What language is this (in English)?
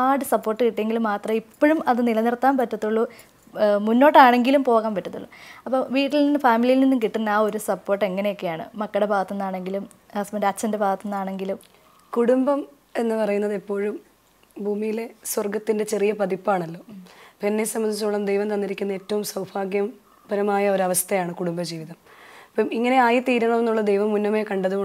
Malayalam